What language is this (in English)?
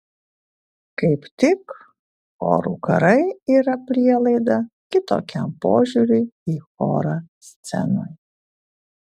Lithuanian